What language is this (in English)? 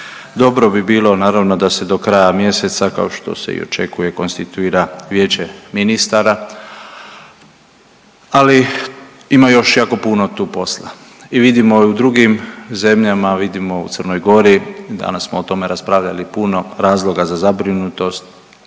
Croatian